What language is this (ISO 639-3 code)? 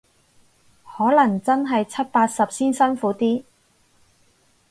yue